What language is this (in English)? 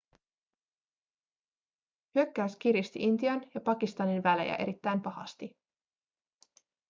Finnish